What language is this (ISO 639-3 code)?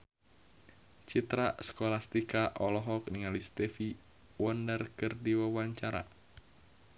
sun